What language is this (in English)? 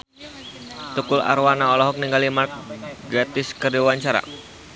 Sundanese